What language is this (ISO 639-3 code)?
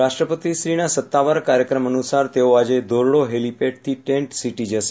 guj